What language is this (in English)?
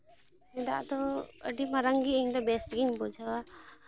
Santali